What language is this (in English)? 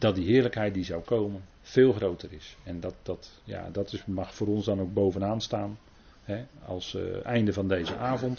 Dutch